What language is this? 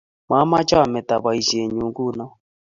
Kalenjin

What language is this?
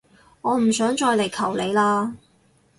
Cantonese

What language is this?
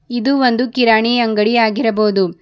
Kannada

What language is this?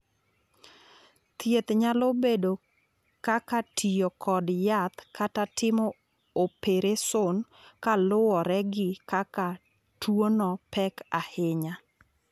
Luo (Kenya and Tanzania)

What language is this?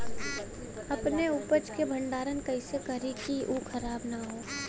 Bhojpuri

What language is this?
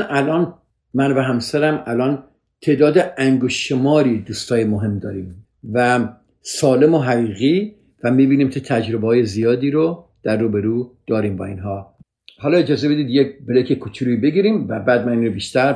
Persian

